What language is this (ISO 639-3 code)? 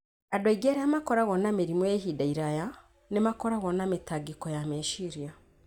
kik